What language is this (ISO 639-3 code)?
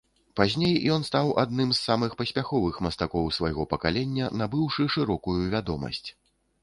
bel